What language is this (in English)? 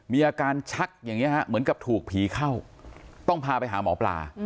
Thai